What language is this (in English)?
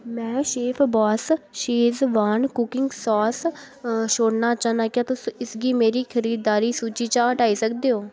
Dogri